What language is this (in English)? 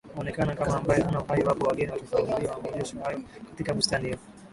Swahili